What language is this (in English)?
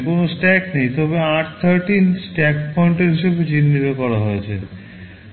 Bangla